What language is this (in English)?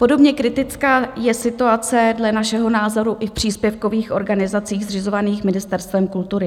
Czech